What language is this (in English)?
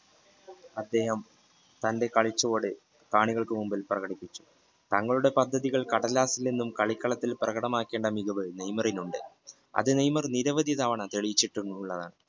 Malayalam